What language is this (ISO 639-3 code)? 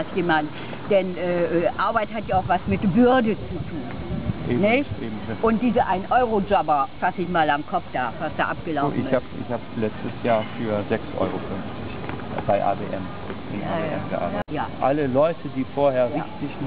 deu